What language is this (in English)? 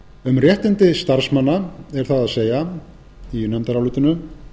Icelandic